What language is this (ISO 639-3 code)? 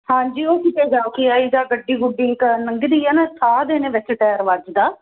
pan